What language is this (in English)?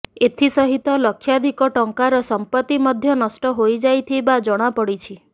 Odia